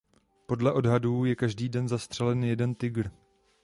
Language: Czech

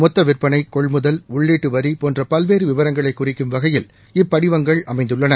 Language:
Tamil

